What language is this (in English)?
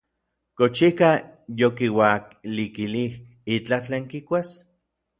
Orizaba Nahuatl